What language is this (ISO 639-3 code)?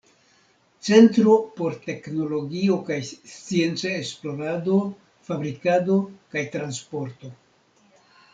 epo